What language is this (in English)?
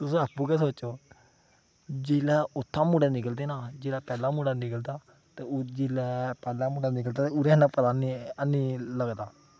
Dogri